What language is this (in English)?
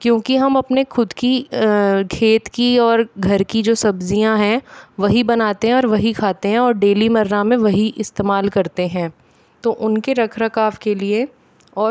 Hindi